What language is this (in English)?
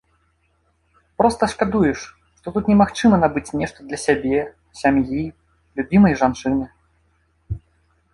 Belarusian